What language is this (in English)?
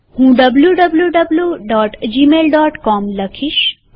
Gujarati